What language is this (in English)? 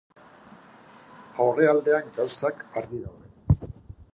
Basque